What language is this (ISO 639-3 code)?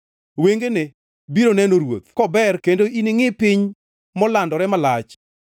luo